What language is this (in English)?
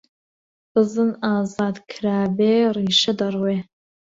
Central Kurdish